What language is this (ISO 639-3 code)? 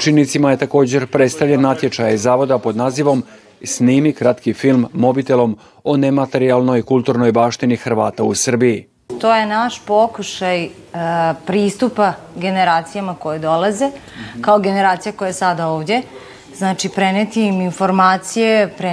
hrv